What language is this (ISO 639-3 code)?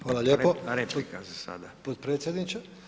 hrv